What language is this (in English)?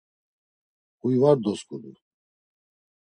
Laz